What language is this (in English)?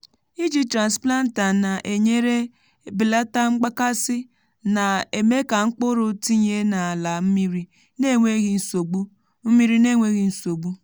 Igbo